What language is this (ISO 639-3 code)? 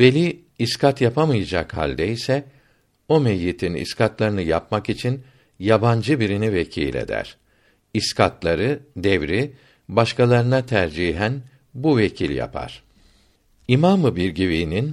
tur